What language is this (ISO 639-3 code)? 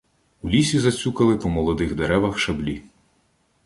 ukr